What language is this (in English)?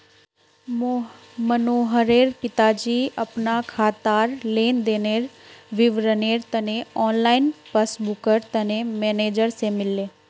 Magahi